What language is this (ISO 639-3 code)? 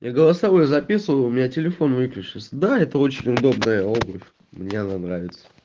rus